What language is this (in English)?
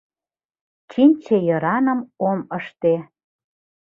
Mari